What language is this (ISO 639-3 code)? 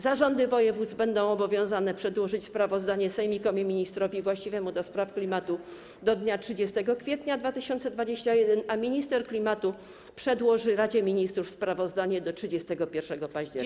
pol